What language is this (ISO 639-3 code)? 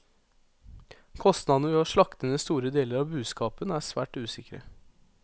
nor